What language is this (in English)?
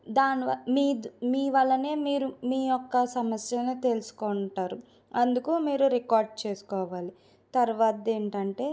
Telugu